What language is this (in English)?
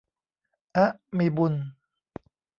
Thai